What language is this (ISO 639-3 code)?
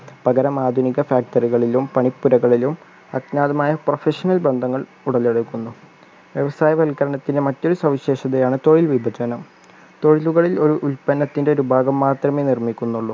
mal